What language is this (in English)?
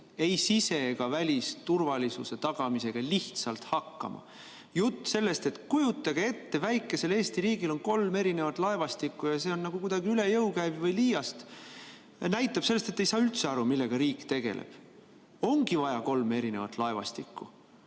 Estonian